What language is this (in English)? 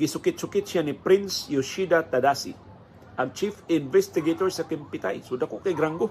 Filipino